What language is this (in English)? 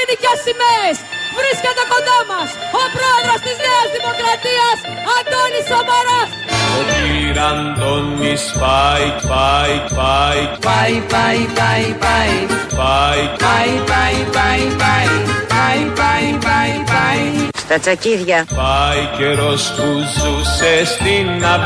Greek